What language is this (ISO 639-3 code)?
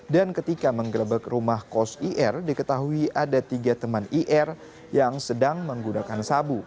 ind